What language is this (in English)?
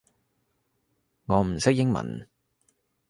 Cantonese